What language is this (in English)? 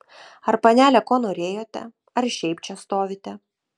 Lithuanian